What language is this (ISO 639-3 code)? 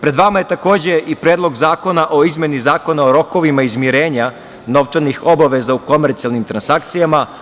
srp